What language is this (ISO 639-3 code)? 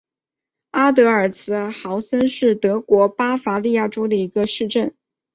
zho